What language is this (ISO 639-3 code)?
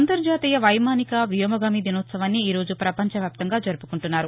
tel